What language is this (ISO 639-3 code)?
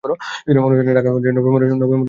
ben